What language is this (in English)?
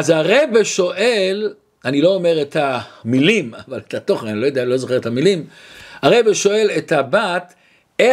Hebrew